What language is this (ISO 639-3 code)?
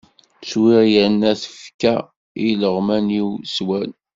kab